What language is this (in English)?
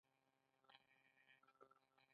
Pashto